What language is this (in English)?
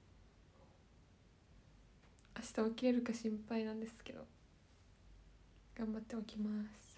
Japanese